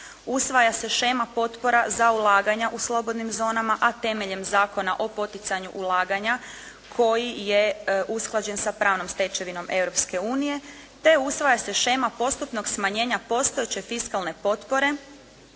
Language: Croatian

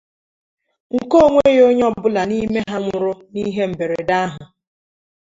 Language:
Igbo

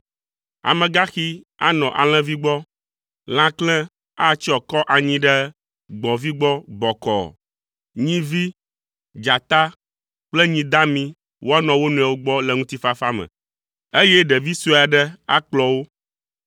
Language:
Ewe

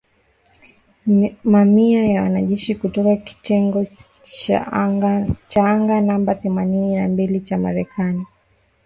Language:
Swahili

